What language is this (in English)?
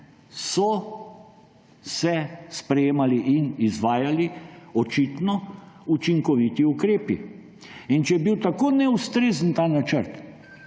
Slovenian